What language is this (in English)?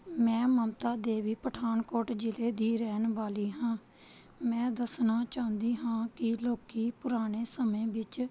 Punjabi